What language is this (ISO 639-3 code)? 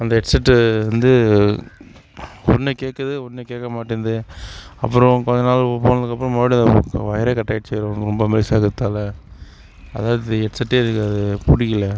tam